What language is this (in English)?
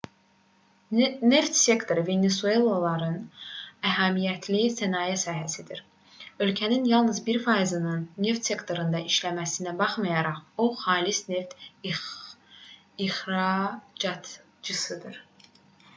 Azerbaijani